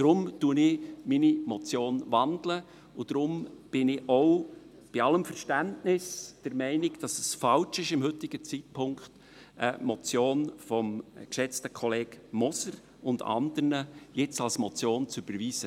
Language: Swiss German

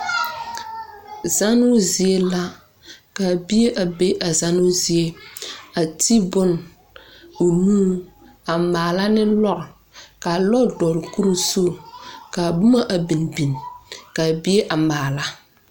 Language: Southern Dagaare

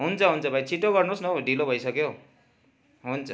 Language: Nepali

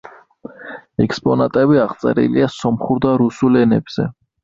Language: Georgian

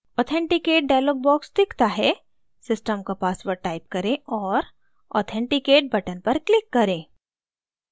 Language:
Hindi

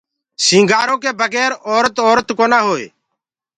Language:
Gurgula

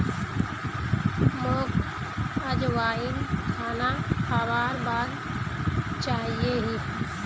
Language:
Magahi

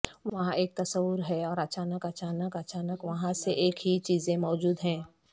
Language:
Urdu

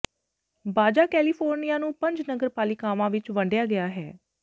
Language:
Punjabi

